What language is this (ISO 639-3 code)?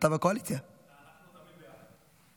heb